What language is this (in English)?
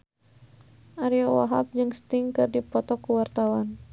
Sundanese